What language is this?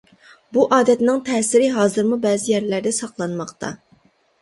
Uyghur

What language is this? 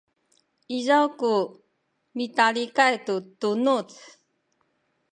Sakizaya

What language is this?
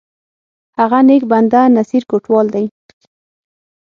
Pashto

